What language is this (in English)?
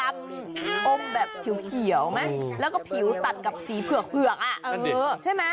Thai